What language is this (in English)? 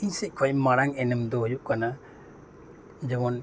Santali